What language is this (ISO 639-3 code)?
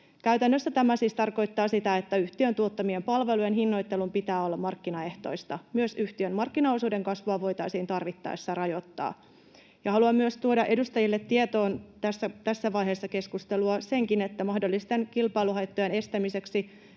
fin